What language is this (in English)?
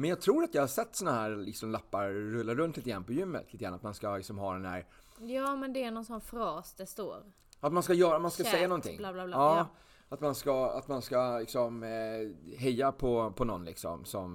Swedish